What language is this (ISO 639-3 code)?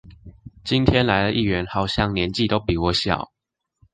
zho